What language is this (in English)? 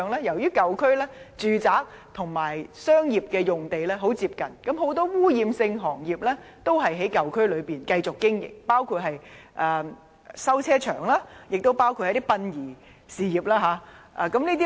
Cantonese